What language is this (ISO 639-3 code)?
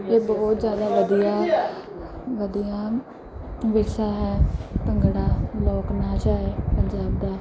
pan